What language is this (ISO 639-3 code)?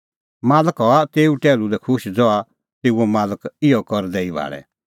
kfx